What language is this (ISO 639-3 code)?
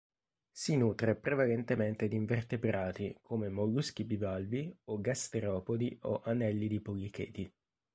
ita